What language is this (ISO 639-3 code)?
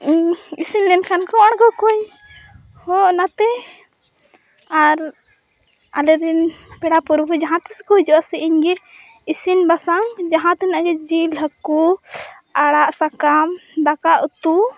sat